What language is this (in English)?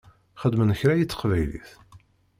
Kabyle